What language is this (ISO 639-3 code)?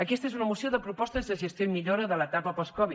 cat